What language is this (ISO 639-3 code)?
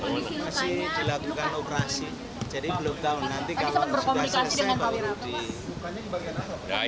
ind